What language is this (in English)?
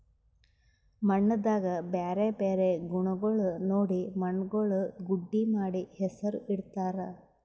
Kannada